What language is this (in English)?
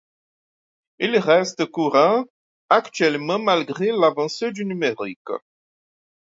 French